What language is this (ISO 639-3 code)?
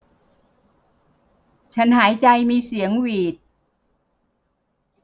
tha